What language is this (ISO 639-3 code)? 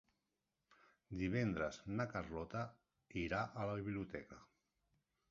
cat